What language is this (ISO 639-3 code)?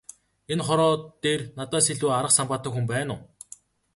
mon